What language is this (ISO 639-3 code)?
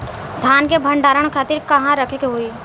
bho